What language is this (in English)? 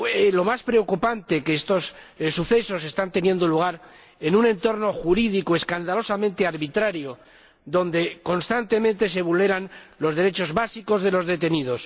Spanish